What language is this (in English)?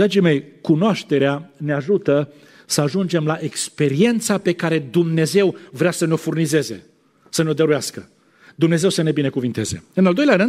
Romanian